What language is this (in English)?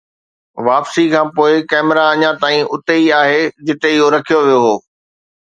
Sindhi